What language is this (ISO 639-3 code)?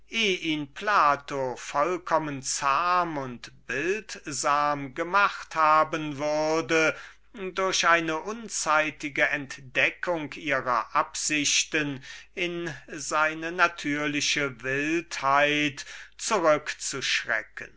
deu